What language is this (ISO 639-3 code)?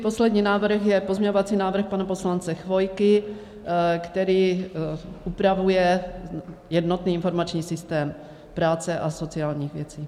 ces